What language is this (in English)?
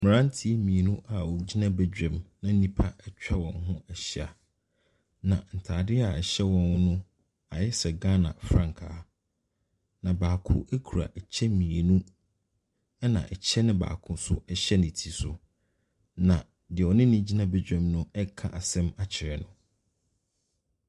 Akan